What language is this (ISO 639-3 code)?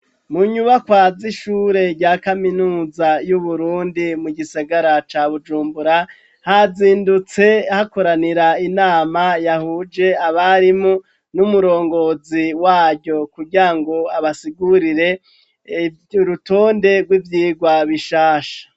run